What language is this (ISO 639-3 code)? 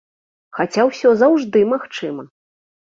bel